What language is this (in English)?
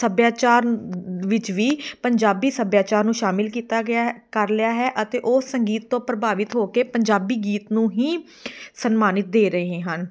Punjabi